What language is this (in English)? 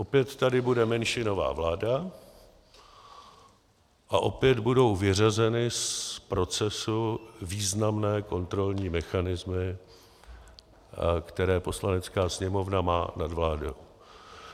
Czech